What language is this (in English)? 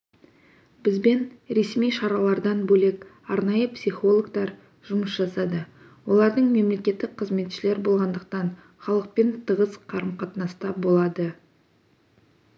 Kazakh